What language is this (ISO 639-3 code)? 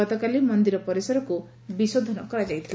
ori